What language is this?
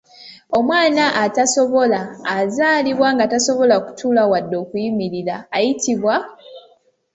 Ganda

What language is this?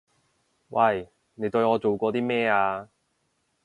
Cantonese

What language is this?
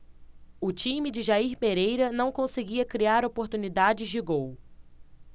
Portuguese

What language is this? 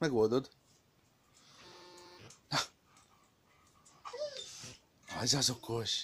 Hungarian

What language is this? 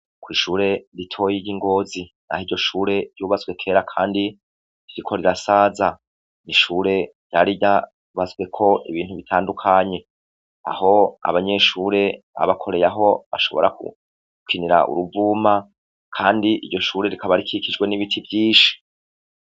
Rundi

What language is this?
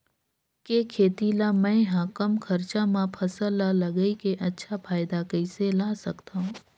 Chhattisgarhi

